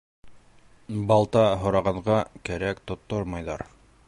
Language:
Bashkir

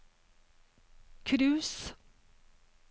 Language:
Norwegian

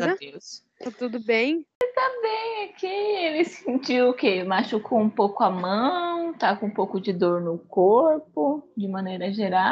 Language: Portuguese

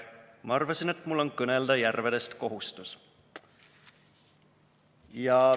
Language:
Estonian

